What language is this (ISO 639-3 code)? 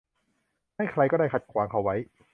tha